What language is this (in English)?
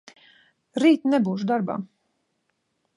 Latvian